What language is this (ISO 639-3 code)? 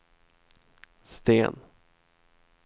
swe